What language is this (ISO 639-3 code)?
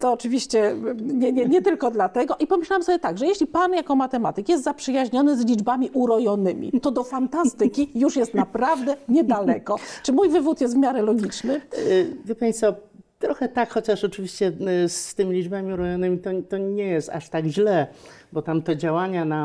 pol